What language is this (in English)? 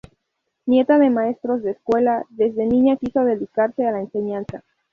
Spanish